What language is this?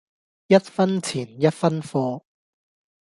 Cantonese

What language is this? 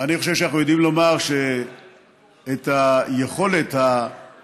Hebrew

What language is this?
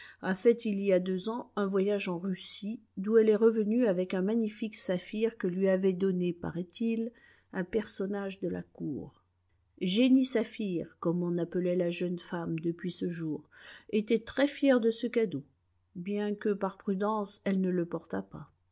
French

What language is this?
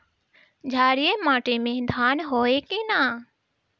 Bhojpuri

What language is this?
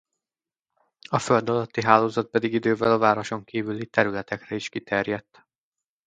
Hungarian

